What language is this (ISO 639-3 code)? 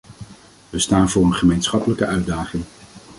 nld